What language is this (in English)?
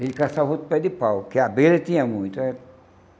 Portuguese